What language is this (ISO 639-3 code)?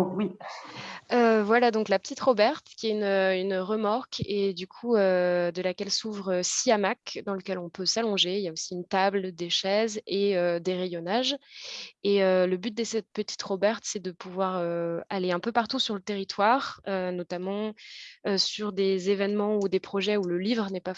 fra